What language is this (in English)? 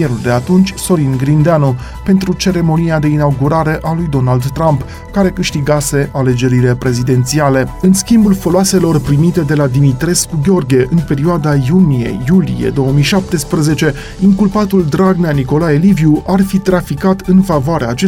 Romanian